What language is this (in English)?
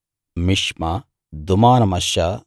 Telugu